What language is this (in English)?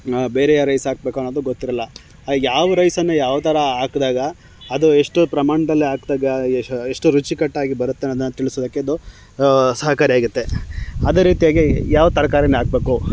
Kannada